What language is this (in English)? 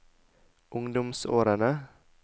Norwegian